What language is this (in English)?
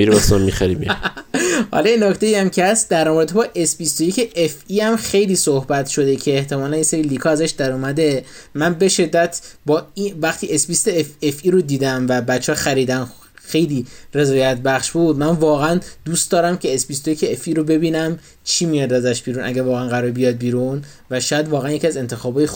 Persian